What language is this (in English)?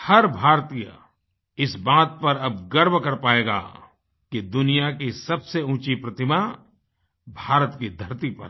Hindi